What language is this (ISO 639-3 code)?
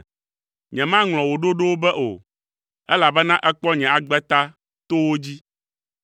ewe